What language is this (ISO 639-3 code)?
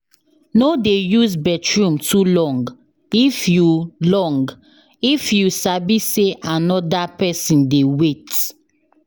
pcm